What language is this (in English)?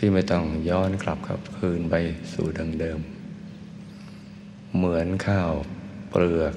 Thai